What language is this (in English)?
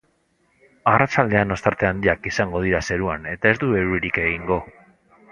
Basque